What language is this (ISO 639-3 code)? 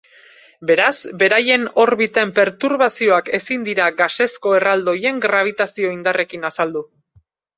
eus